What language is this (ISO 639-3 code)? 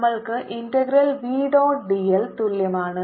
mal